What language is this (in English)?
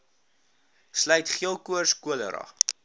Afrikaans